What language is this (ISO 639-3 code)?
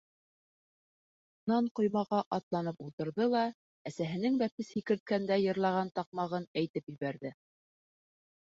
bak